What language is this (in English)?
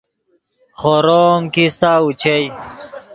Yidgha